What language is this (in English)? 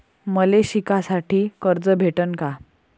Marathi